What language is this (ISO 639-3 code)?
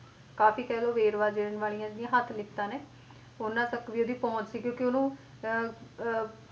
pan